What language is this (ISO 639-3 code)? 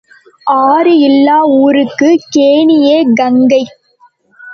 tam